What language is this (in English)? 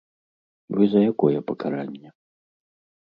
Belarusian